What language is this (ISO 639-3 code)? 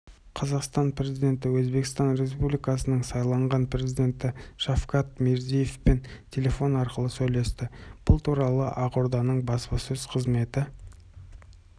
kaz